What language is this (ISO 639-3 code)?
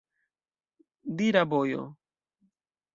epo